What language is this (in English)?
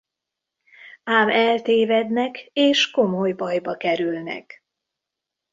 Hungarian